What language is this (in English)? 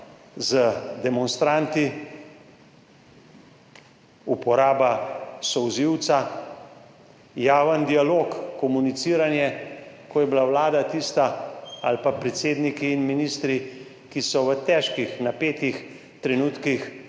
Slovenian